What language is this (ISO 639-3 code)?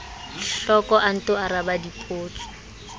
sot